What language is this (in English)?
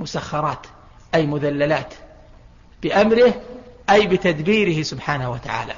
Arabic